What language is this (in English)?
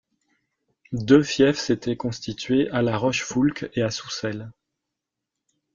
French